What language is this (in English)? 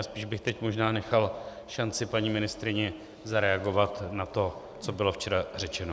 Czech